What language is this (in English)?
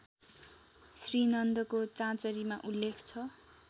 Nepali